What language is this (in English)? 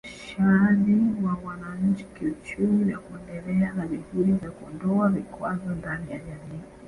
Swahili